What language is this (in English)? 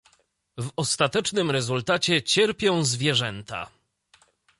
Polish